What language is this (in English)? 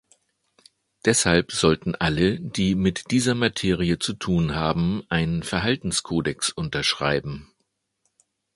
German